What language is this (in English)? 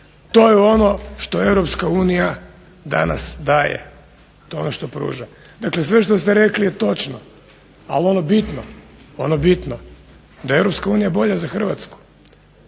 Croatian